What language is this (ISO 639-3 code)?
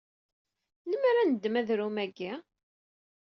kab